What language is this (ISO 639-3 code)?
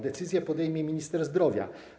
pol